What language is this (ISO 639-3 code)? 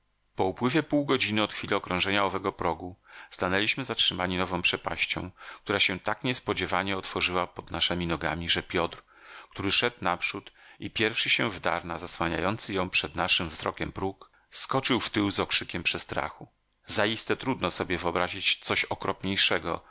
pol